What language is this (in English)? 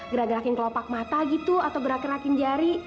Indonesian